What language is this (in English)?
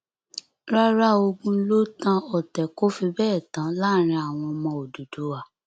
Yoruba